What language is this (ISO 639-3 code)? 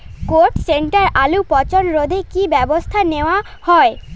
ben